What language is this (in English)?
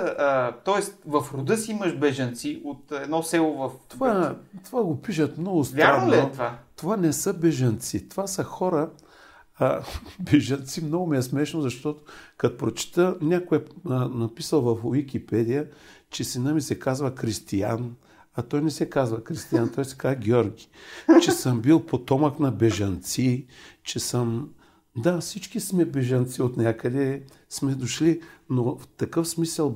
Bulgarian